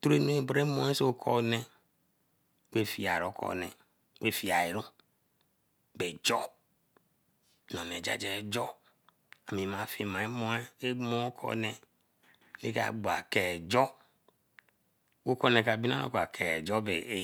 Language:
Eleme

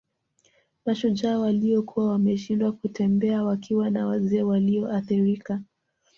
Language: Swahili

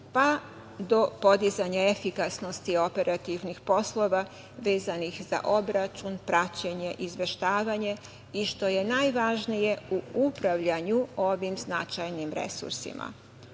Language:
Serbian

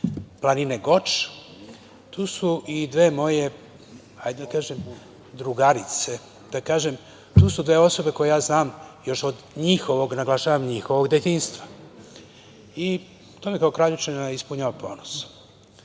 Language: Serbian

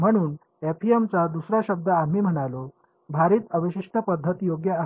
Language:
Marathi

